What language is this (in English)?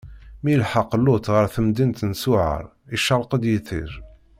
Kabyle